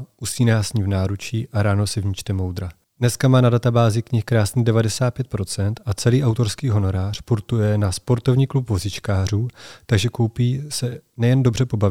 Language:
Czech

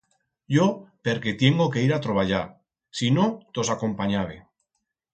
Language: Aragonese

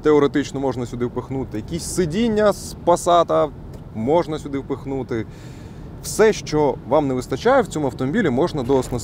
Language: Ukrainian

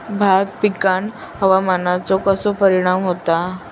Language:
Marathi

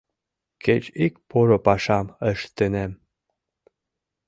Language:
Mari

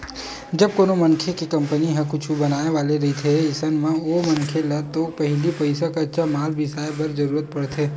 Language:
Chhattisgarhi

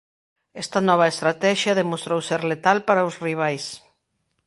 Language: Galician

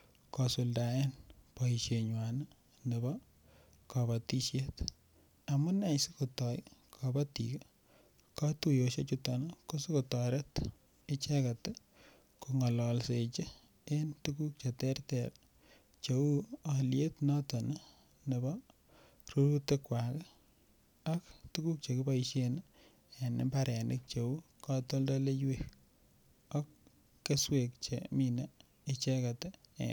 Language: Kalenjin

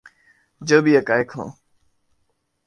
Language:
Urdu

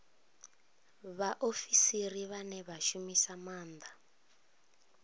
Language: Venda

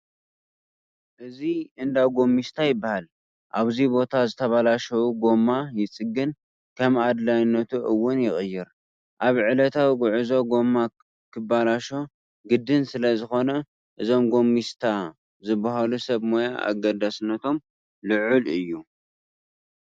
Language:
Tigrinya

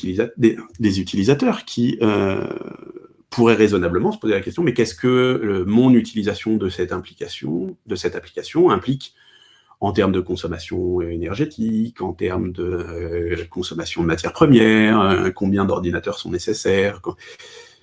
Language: French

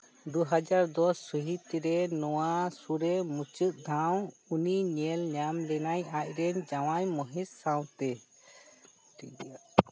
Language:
Santali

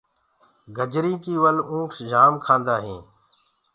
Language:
Gurgula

